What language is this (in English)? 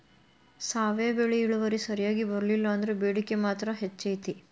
Kannada